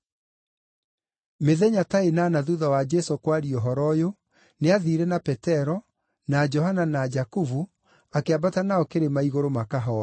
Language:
Kikuyu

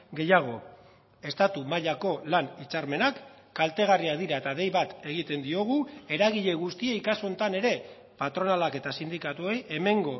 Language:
Basque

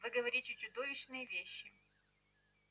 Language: Russian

